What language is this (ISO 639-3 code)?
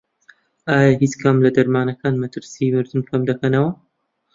ckb